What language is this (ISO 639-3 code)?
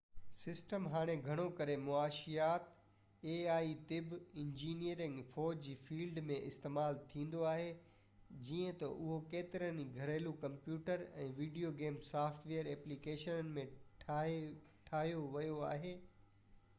snd